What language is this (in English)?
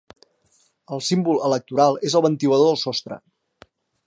Catalan